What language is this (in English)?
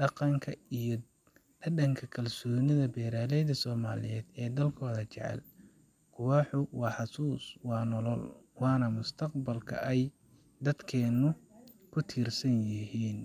Somali